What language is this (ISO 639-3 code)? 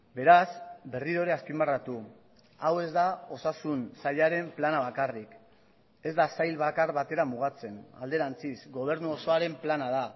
eus